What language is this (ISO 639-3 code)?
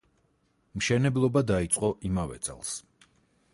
kat